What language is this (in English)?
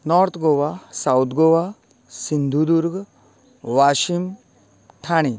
Konkani